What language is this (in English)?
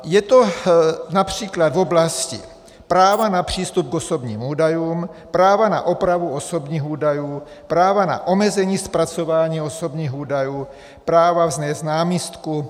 Czech